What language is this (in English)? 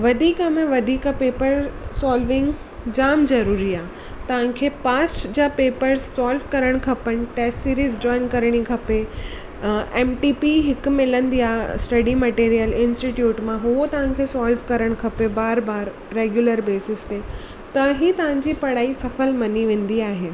Sindhi